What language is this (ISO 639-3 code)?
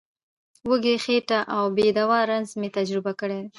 pus